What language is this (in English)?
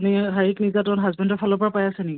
Assamese